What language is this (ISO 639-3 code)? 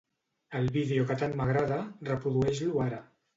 cat